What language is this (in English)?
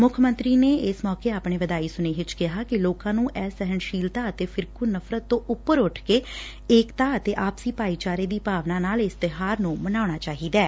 Punjabi